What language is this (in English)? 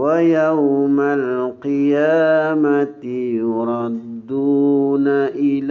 Arabic